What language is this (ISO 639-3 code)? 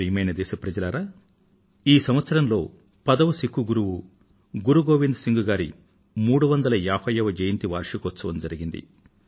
tel